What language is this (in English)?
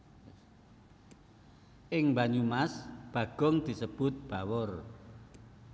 Javanese